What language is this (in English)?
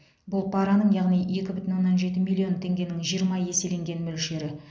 Kazakh